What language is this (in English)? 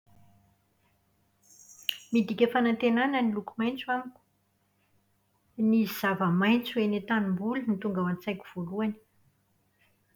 Malagasy